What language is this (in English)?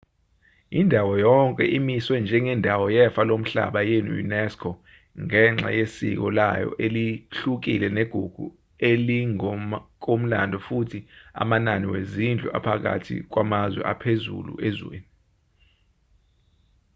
Zulu